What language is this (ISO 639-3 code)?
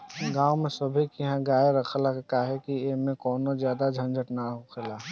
bho